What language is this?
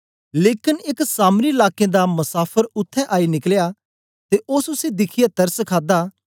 Dogri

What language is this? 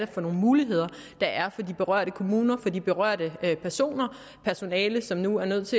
Danish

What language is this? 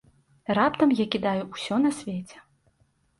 Belarusian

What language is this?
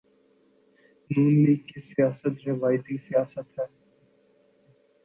Urdu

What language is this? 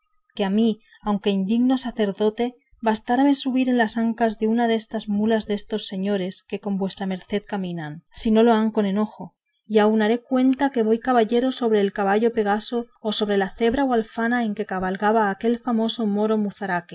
Spanish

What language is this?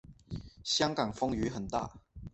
Chinese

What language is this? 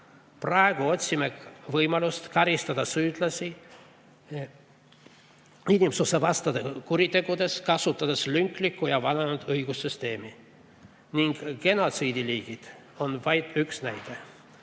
Estonian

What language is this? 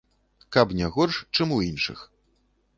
Belarusian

